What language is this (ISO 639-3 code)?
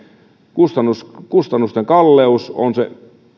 fin